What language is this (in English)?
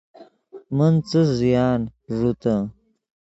Yidgha